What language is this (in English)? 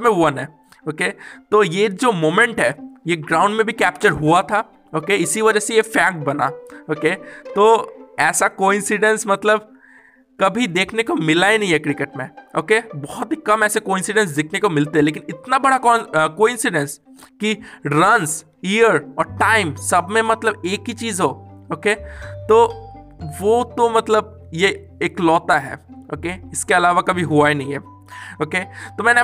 Hindi